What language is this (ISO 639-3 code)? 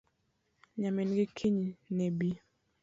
luo